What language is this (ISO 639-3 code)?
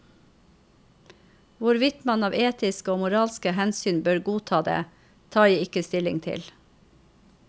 nor